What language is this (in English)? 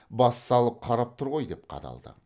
Kazakh